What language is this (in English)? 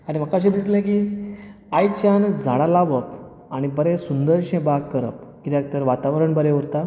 Konkani